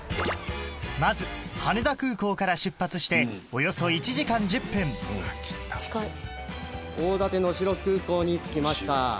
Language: Japanese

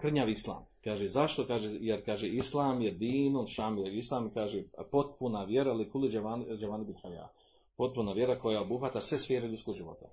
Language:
Croatian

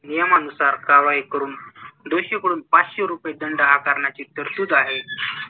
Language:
Marathi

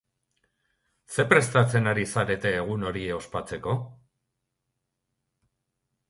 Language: Basque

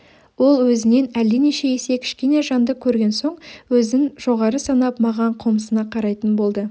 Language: Kazakh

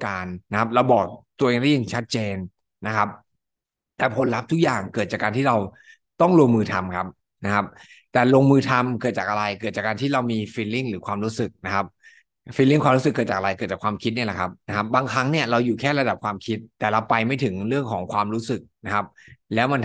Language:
Thai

